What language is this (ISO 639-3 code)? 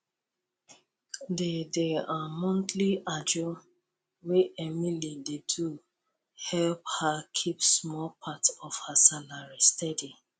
pcm